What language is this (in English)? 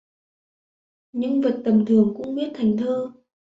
Vietnamese